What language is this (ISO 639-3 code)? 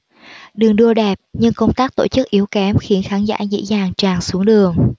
vie